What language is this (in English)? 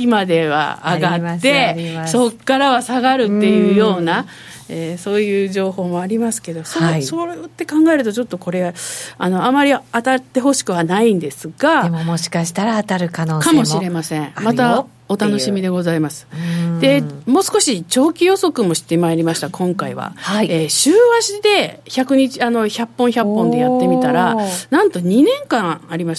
Japanese